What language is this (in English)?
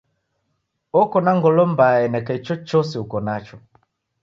Taita